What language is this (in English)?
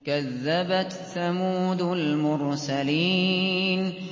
Arabic